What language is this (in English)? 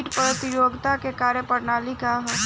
Bhojpuri